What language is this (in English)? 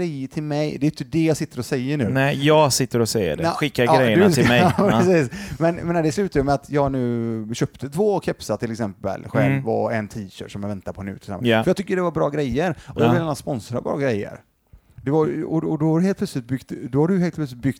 Swedish